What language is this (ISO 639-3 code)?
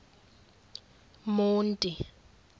xho